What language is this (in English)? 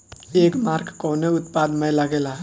Bhojpuri